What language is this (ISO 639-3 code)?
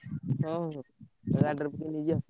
ori